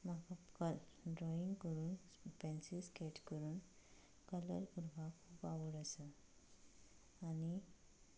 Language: Konkani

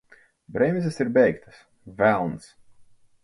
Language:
Latvian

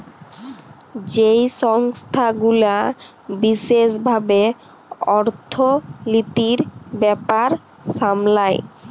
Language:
Bangla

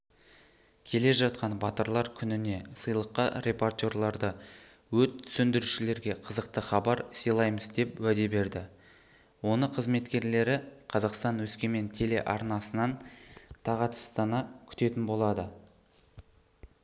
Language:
Kazakh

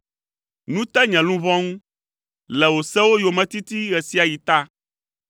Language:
Ewe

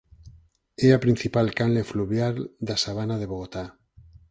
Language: Galician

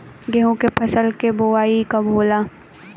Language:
Bhojpuri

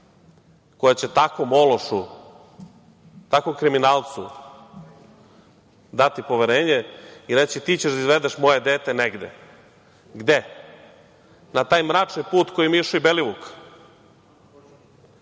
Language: Serbian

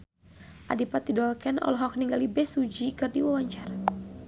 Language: Sundanese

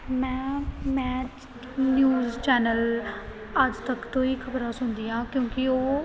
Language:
Punjabi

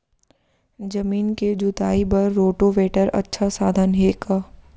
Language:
Chhattisgarhi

